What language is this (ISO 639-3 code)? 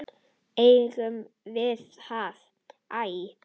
isl